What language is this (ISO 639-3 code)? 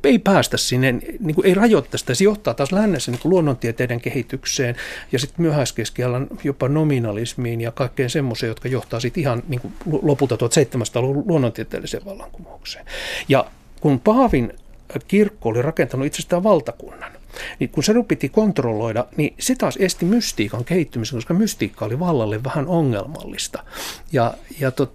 fin